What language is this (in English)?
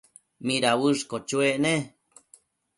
Matsés